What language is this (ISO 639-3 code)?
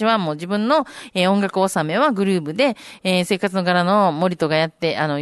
jpn